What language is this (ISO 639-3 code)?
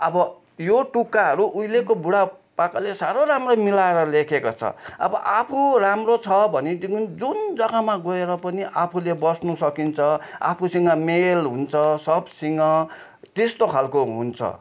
nep